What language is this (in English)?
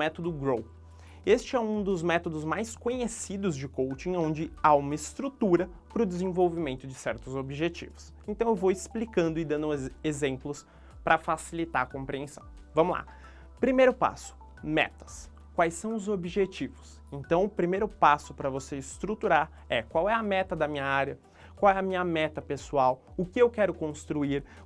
Portuguese